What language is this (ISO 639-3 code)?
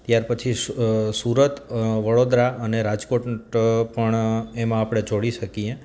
guj